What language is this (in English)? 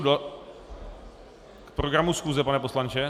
Czech